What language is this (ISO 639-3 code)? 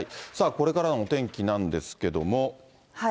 jpn